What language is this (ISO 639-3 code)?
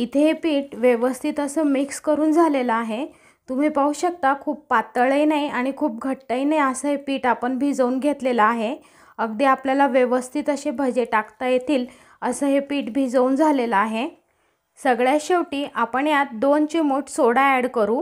mar